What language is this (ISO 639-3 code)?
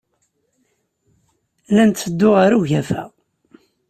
kab